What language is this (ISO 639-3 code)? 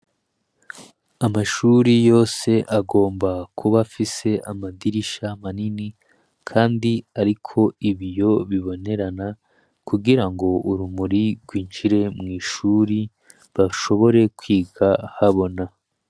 run